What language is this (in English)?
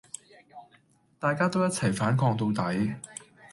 Cantonese